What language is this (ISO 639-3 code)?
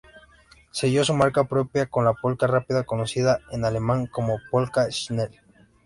spa